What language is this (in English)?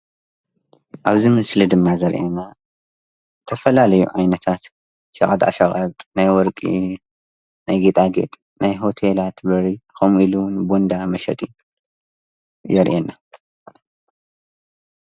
Tigrinya